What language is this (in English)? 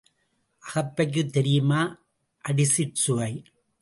Tamil